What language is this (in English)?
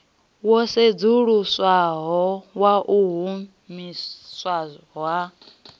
Venda